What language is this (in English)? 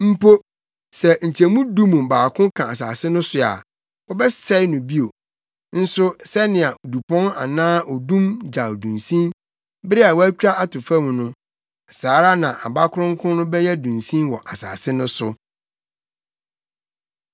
Akan